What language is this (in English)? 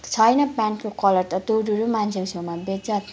Nepali